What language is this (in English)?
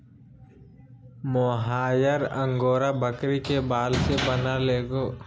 Magahi